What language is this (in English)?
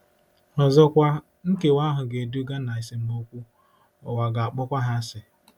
Igbo